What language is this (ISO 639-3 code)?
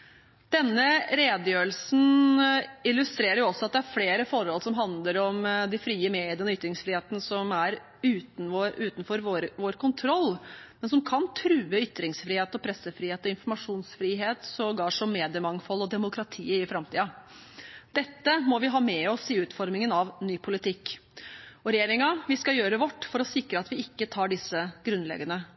nob